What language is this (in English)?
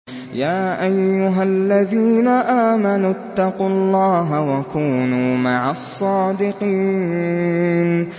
Arabic